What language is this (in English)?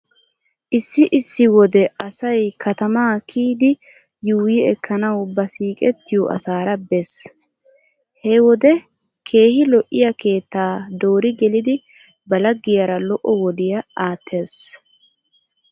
Wolaytta